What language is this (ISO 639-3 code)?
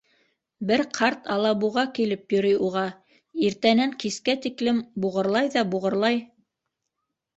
bak